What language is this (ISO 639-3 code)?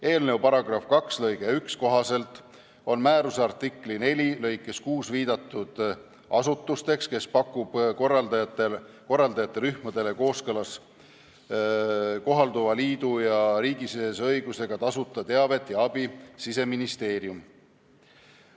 est